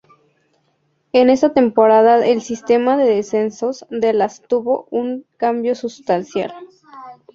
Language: Spanish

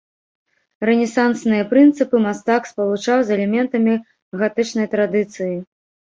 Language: Belarusian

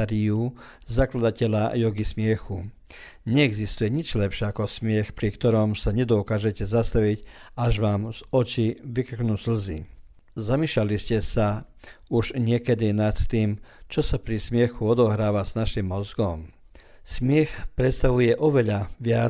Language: Croatian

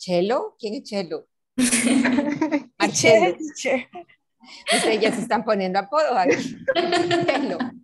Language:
Spanish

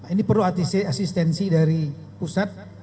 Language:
Indonesian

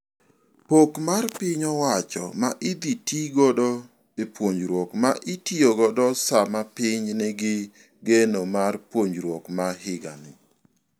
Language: Luo (Kenya and Tanzania)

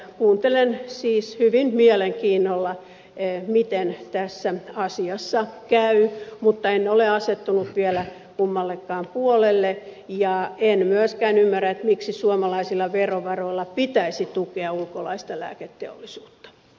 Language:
Finnish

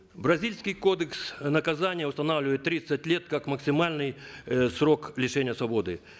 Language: Kazakh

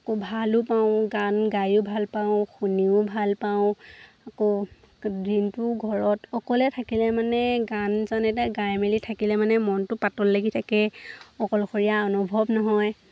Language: Assamese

